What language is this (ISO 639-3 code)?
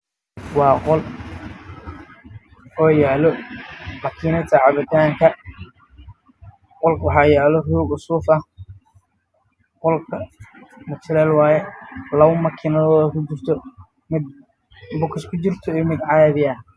som